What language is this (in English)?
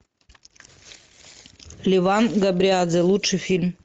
Russian